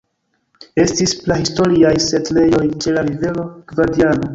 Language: Esperanto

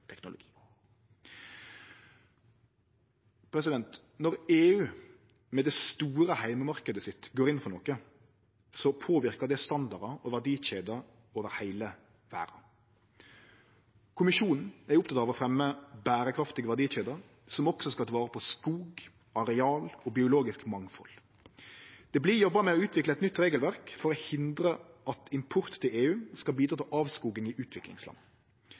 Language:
Norwegian Nynorsk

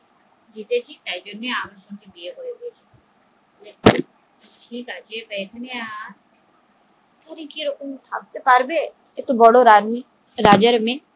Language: Bangla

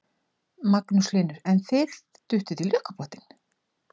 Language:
Icelandic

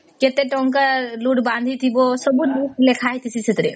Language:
Odia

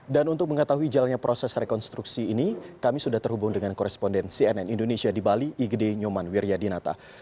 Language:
Indonesian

